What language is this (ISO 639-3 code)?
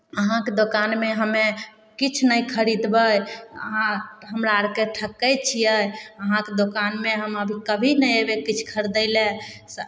mai